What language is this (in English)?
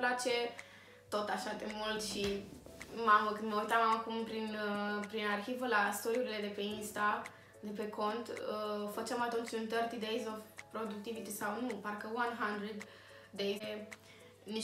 Romanian